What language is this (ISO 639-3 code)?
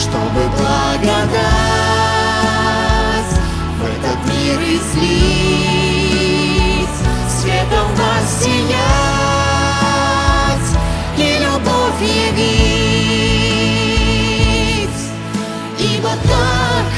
rus